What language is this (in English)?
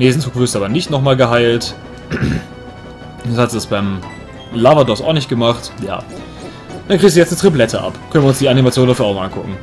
German